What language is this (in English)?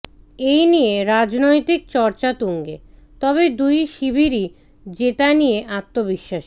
Bangla